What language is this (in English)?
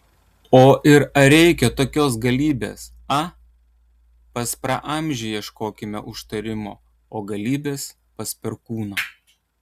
Lithuanian